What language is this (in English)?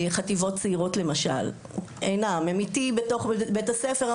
Hebrew